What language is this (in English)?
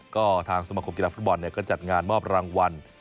Thai